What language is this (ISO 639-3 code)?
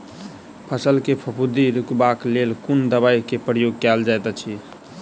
mai